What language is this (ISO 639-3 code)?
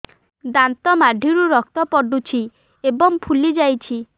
ori